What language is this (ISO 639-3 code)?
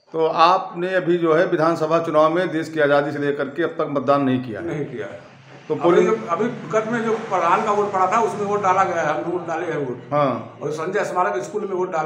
hin